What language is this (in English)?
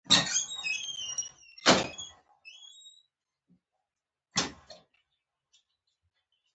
Pashto